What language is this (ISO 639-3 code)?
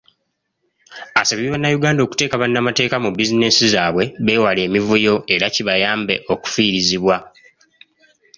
lug